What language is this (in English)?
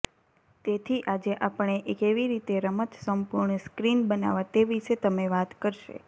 Gujarati